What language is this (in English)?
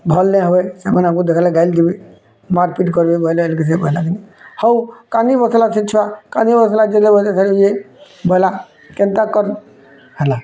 Odia